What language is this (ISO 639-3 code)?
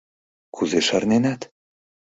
chm